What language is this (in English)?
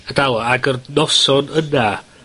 Welsh